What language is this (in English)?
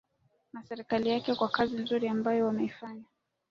Swahili